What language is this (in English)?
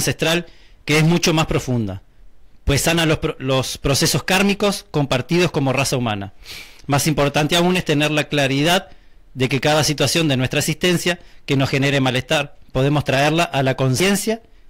Spanish